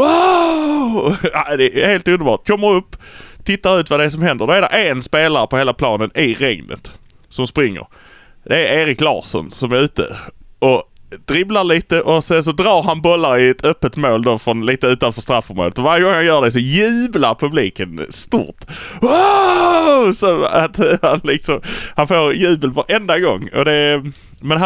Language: Swedish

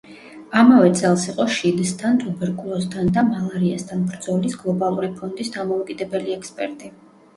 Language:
Georgian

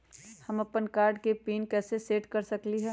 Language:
Magahi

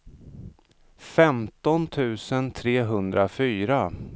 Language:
Swedish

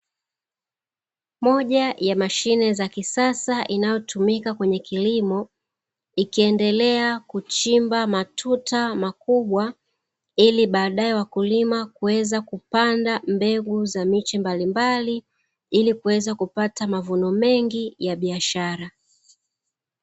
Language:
Swahili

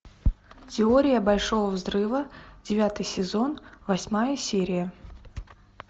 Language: Russian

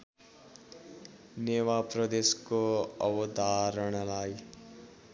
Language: Nepali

